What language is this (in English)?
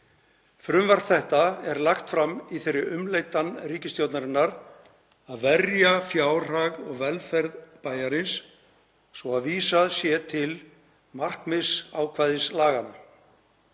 Icelandic